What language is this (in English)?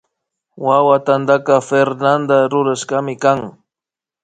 Imbabura Highland Quichua